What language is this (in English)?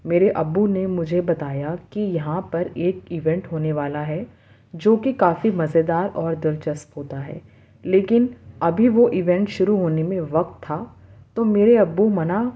Urdu